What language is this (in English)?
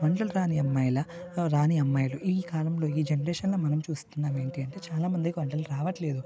Telugu